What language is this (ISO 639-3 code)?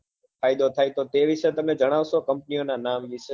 guj